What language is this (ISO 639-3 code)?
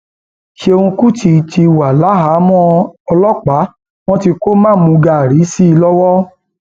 yor